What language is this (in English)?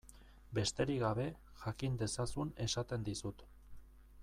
Basque